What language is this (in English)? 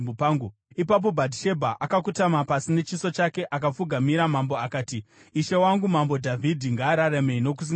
Shona